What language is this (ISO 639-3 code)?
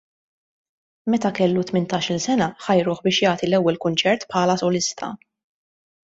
mlt